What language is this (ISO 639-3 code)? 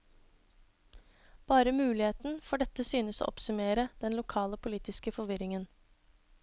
nor